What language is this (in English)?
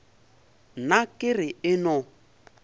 Northern Sotho